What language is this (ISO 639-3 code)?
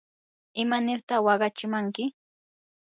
qur